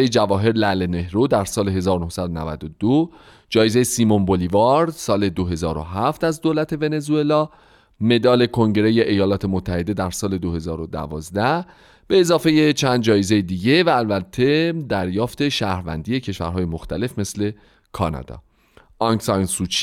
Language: Persian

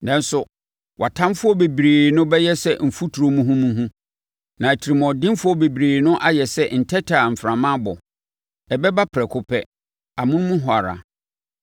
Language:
Akan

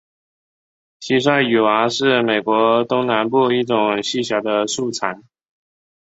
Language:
Chinese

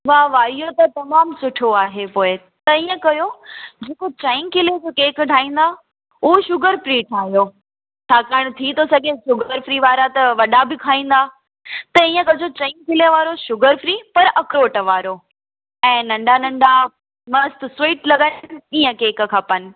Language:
Sindhi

